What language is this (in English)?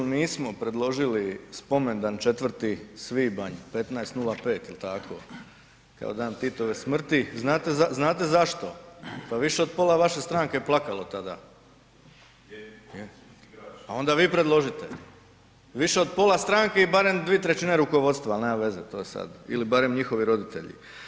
Croatian